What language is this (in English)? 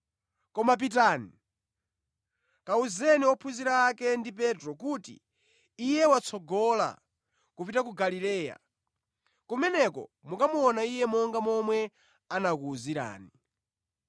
Nyanja